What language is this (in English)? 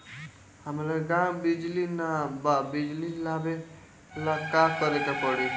Bhojpuri